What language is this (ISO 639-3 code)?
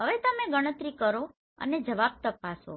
guj